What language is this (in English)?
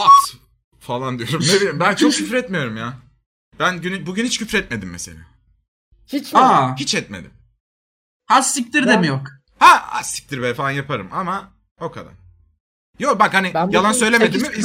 Turkish